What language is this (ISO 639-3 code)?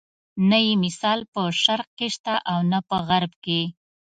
pus